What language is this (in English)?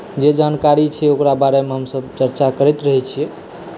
Maithili